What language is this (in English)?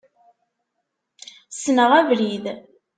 Kabyle